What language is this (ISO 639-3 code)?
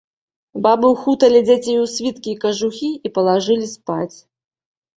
bel